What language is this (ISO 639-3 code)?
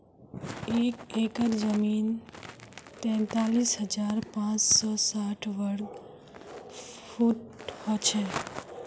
mag